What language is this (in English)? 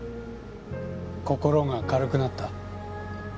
Japanese